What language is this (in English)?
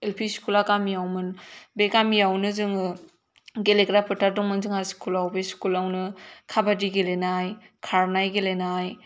Bodo